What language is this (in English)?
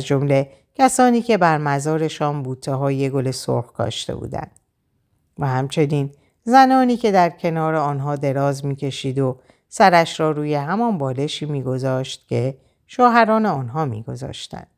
Persian